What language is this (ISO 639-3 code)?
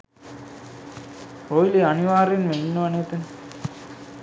sin